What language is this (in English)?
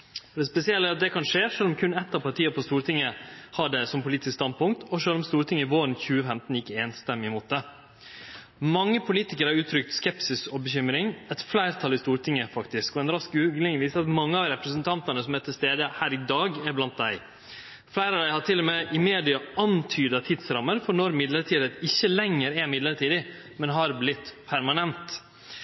Norwegian Nynorsk